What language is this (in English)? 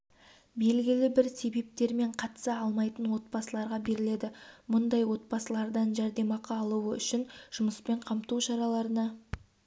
Kazakh